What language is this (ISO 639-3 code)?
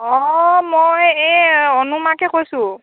asm